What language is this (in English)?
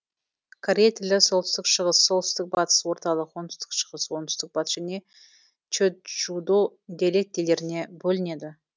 Kazakh